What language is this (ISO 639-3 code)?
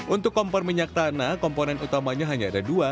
ind